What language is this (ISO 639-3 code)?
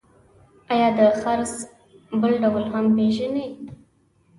pus